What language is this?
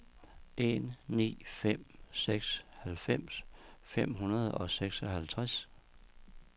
Danish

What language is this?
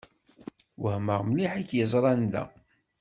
Kabyle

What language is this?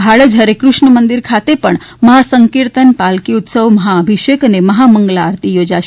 Gujarati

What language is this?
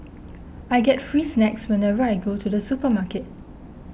English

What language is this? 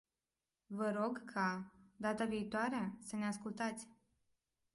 Romanian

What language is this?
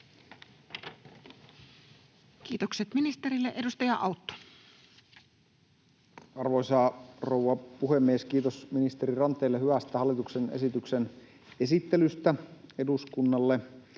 Finnish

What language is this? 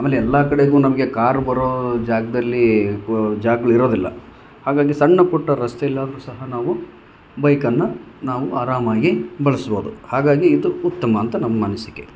Kannada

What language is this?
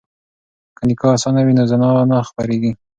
Pashto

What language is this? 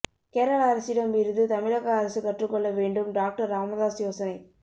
Tamil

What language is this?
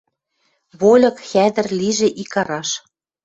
Western Mari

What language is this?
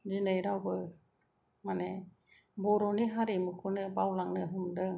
Bodo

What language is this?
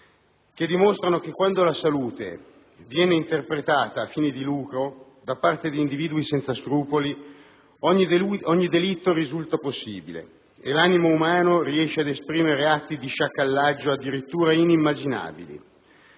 Italian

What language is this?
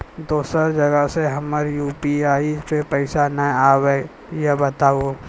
Maithili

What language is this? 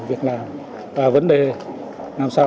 Vietnamese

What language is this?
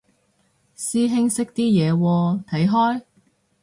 Cantonese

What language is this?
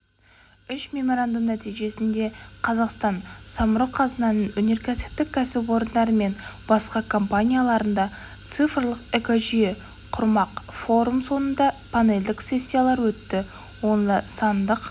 Kazakh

